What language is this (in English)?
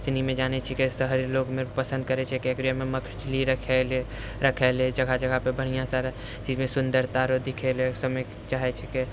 Maithili